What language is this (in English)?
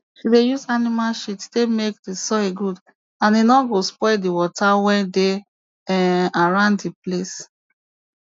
Nigerian Pidgin